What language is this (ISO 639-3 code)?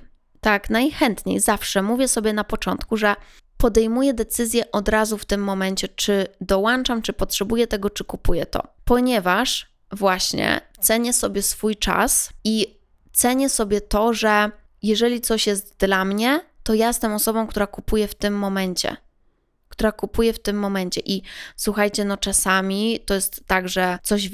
pol